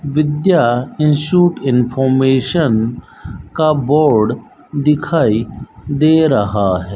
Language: Hindi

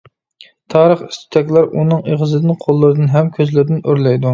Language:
Uyghur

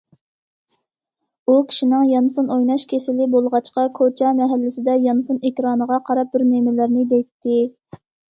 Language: Uyghur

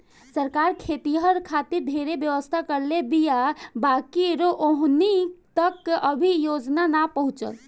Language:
Bhojpuri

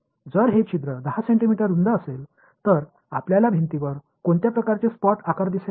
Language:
Marathi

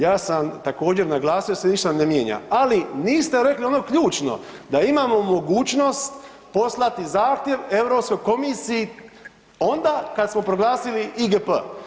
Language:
Croatian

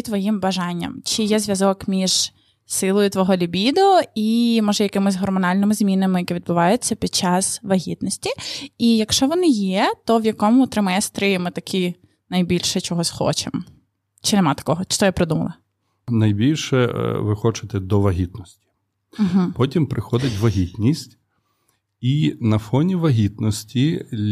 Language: Ukrainian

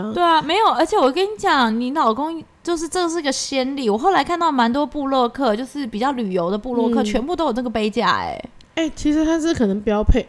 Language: Chinese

